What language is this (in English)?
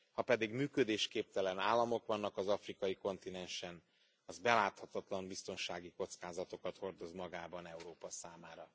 Hungarian